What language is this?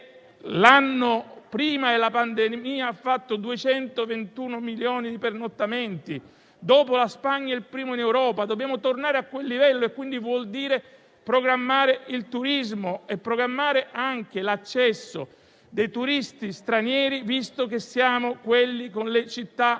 Italian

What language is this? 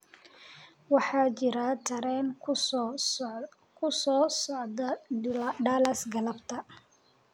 Somali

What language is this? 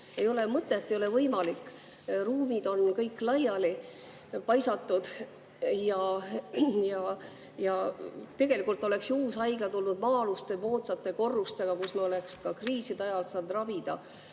Estonian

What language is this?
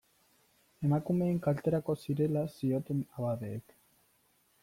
Basque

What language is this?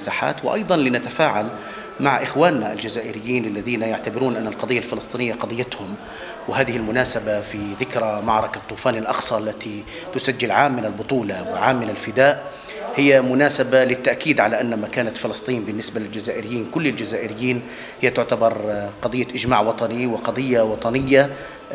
Arabic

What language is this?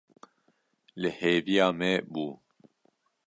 Kurdish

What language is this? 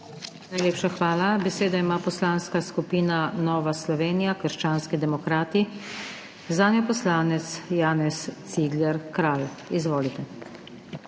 Slovenian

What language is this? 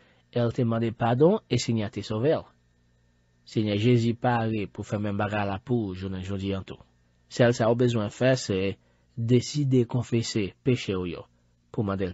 French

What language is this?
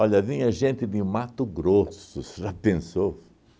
Portuguese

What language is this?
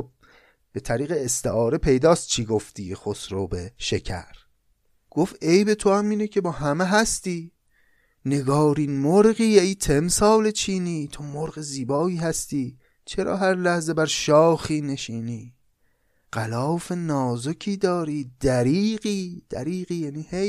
Persian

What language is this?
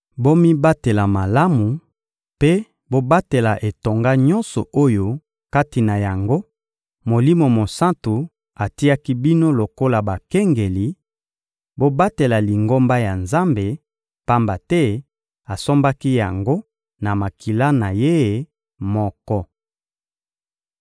Lingala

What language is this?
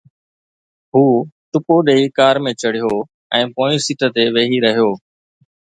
Sindhi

